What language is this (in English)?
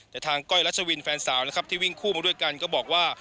Thai